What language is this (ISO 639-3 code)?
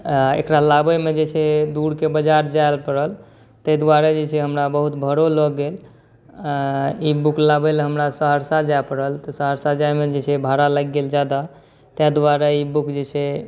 mai